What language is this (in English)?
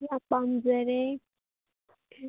Manipuri